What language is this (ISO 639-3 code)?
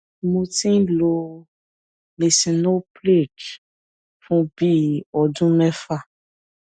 yor